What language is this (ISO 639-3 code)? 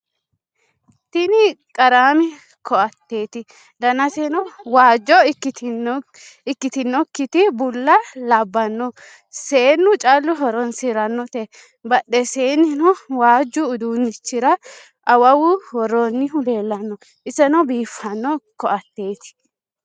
sid